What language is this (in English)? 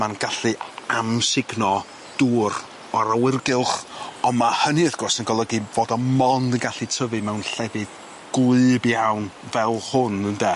Welsh